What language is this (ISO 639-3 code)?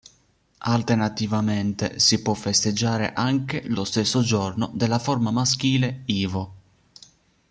ita